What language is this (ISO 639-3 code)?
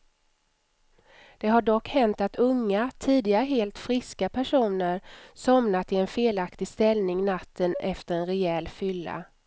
swe